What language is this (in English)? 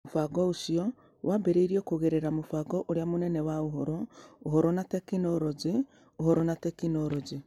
Kikuyu